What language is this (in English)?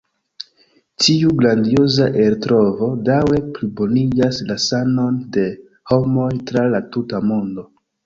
Esperanto